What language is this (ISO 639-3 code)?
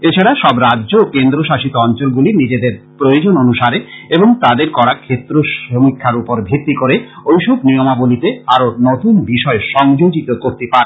ben